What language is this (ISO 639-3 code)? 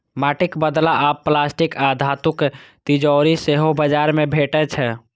mai